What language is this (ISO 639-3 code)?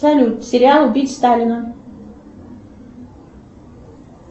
rus